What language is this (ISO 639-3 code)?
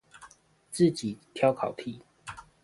zho